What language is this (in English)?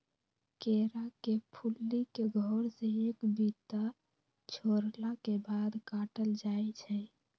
Magahi